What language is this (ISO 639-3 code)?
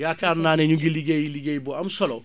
wol